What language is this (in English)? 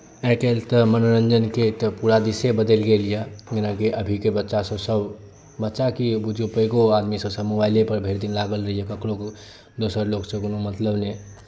Maithili